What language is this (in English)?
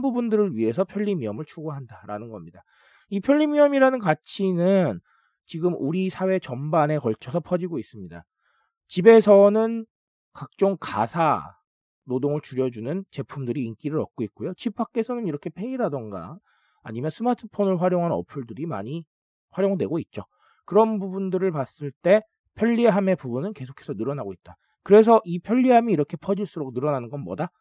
Korean